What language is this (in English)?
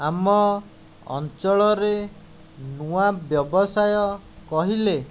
Odia